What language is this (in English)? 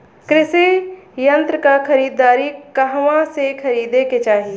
Bhojpuri